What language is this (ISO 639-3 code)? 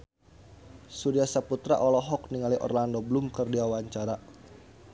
sun